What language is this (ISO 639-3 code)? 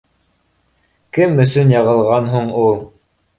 bak